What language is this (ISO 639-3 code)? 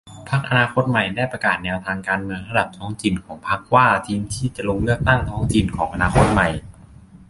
tha